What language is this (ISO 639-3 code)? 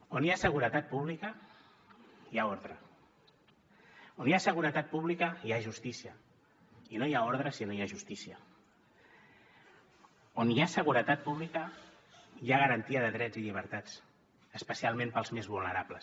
cat